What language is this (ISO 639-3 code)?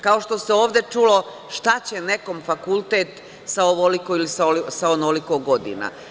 srp